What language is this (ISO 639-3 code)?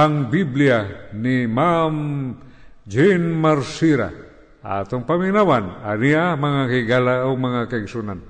fil